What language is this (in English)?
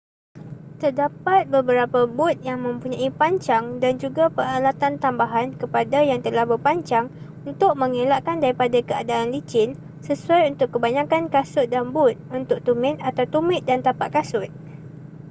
Malay